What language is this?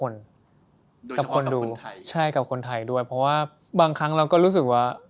Thai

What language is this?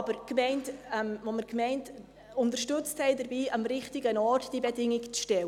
Swiss German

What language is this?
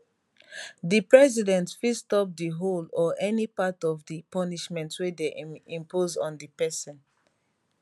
Nigerian Pidgin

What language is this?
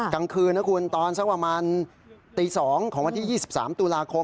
Thai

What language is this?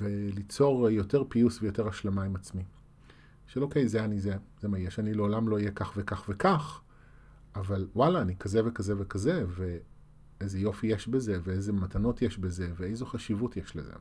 Hebrew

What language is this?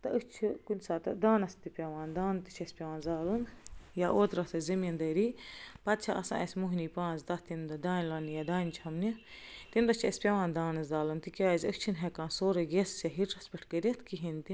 Kashmiri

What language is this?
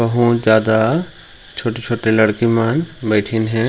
Chhattisgarhi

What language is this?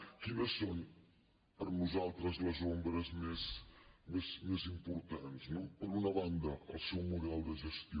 Catalan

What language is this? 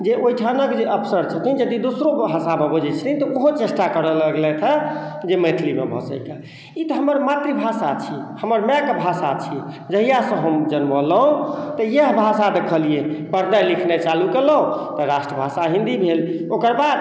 Maithili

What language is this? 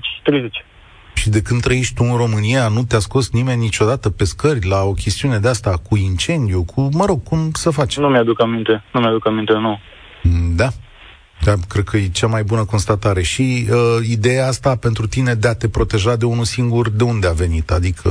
Romanian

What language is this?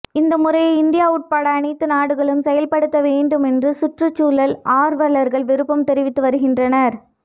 Tamil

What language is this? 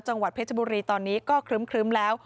Thai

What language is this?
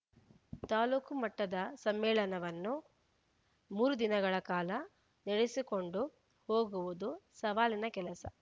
Kannada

